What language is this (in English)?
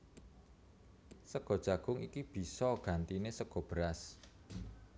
Javanese